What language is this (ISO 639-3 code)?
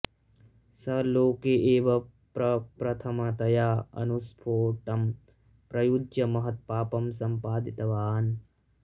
san